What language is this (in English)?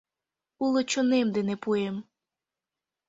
Mari